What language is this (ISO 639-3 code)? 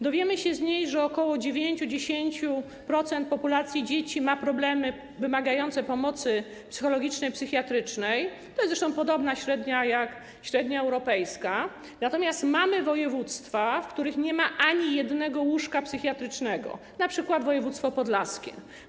pol